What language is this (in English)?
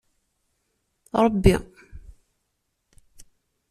Kabyle